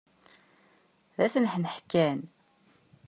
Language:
Kabyle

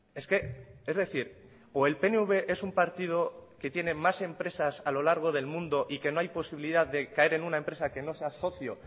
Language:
Spanish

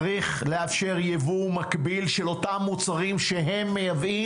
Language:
Hebrew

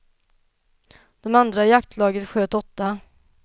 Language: Swedish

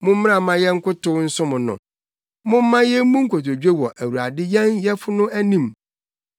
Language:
Akan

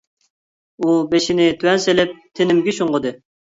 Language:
Uyghur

